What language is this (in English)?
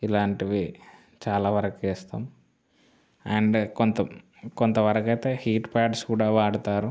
Telugu